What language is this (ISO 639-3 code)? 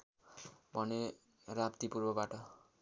nep